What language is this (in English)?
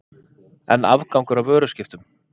Icelandic